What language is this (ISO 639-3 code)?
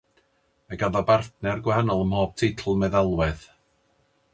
cym